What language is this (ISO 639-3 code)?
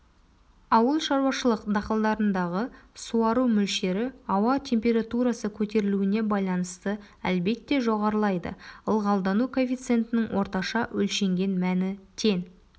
kaz